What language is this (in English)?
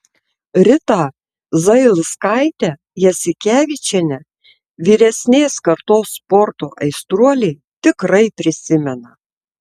Lithuanian